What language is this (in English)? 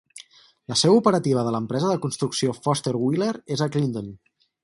Catalan